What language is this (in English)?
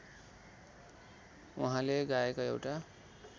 Nepali